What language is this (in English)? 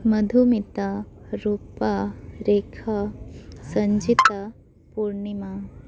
Santali